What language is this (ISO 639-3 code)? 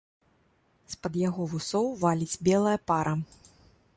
bel